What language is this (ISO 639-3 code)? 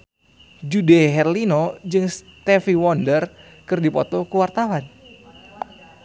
sun